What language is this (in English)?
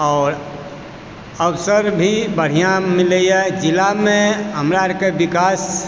Maithili